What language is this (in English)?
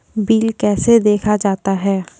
Maithili